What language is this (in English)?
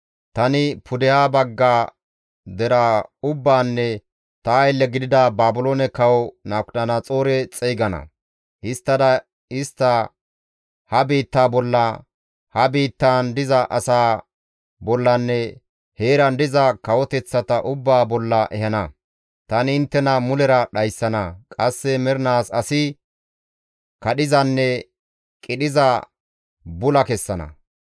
Gamo